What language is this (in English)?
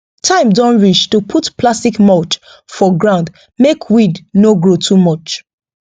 Nigerian Pidgin